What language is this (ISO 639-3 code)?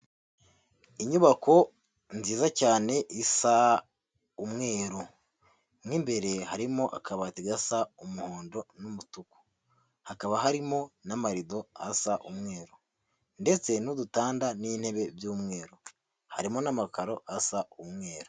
kin